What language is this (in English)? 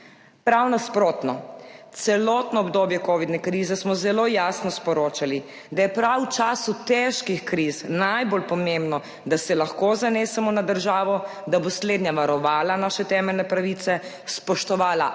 Slovenian